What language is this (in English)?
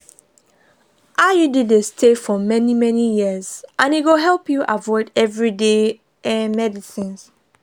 Nigerian Pidgin